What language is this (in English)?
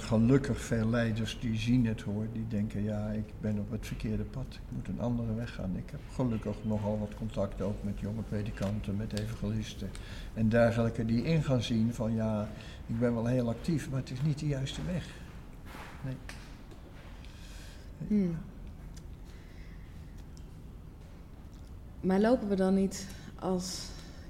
Dutch